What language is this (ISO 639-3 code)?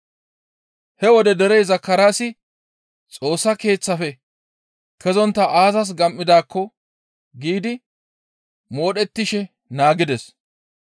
gmv